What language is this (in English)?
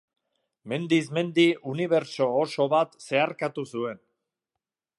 Basque